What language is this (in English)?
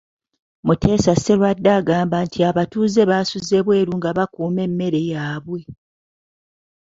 Ganda